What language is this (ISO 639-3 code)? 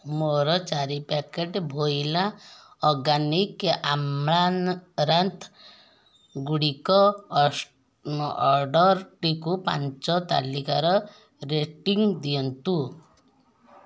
ori